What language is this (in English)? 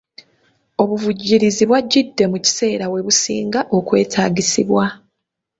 Ganda